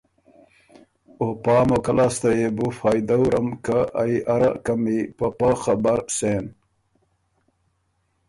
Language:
Ormuri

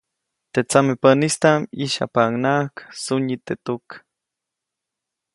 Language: Copainalá Zoque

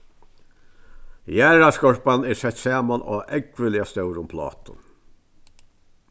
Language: Faroese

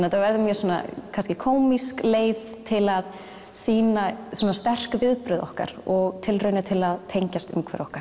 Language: Icelandic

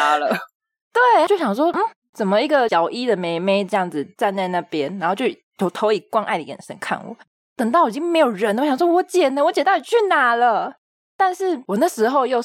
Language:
Chinese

